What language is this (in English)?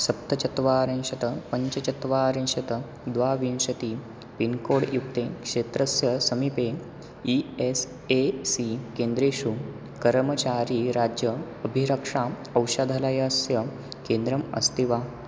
Sanskrit